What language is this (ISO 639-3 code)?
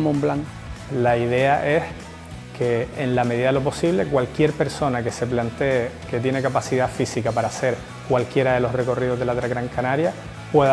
spa